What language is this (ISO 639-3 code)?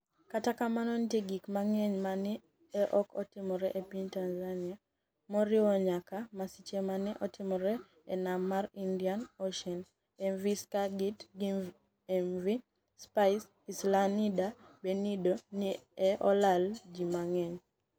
luo